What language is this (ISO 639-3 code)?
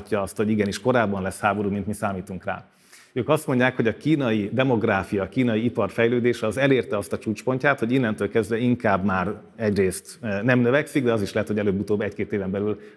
hun